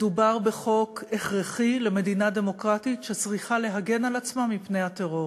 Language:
Hebrew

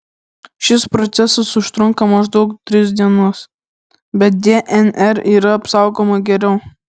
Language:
Lithuanian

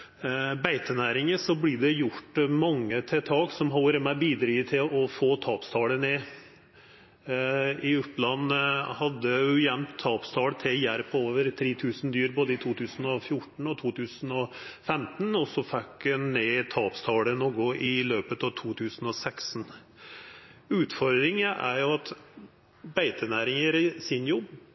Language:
Norwegian Nynorsk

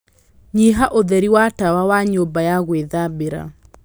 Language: Kikuyu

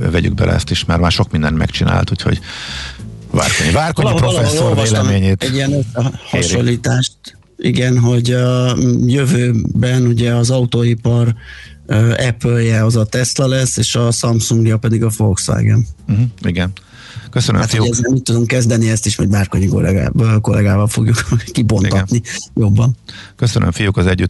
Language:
Hungarian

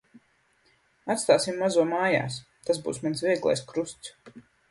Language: Latvian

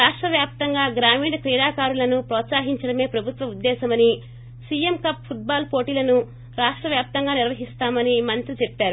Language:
Telugu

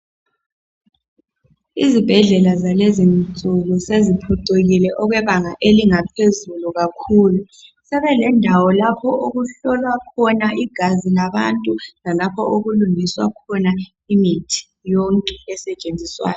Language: North Ndebele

